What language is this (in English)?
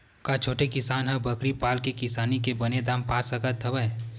Chhattisgarhi